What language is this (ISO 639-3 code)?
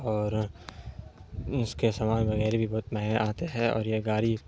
urd